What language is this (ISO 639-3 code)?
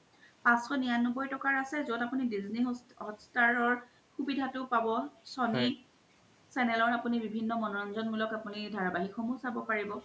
asm